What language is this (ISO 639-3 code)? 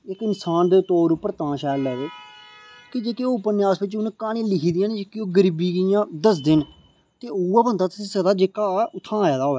doi